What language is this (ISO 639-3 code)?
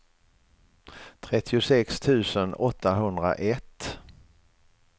swe